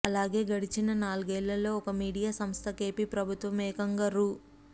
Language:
Telugu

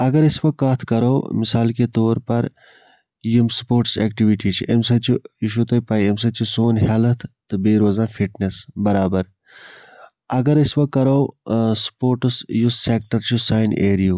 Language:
Kashmiri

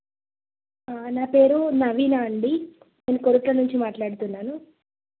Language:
Telugu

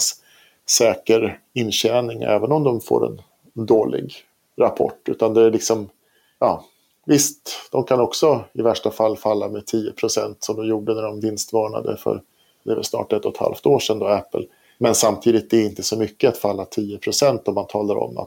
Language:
Swedish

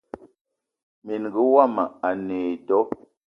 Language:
Eton (Cameroon)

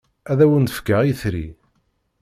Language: Kabyle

